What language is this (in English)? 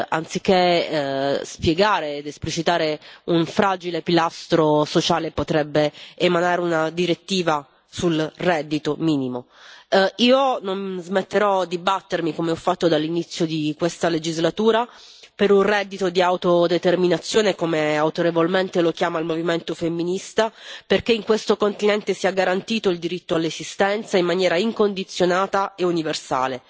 Italian